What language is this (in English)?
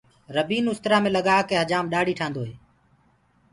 Gurgula